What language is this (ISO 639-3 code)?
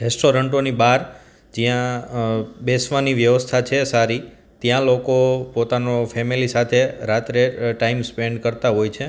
guj